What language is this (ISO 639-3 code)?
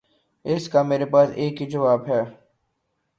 urd